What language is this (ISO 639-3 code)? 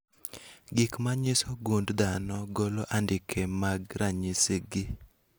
luo